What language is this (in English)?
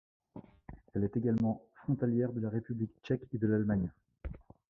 French